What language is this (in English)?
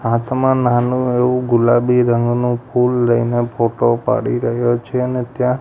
Gujarati